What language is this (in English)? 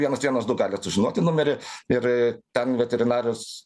Lithuanian